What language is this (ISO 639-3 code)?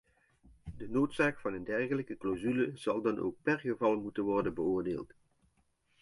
nld